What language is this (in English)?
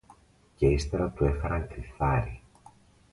Greek